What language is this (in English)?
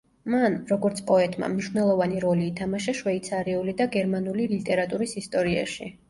Georgian